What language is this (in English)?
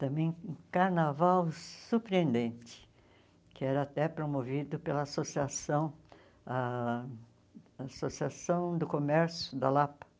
Portuguese